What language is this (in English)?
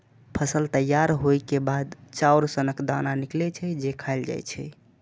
Maithili